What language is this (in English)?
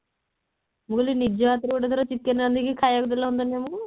Odia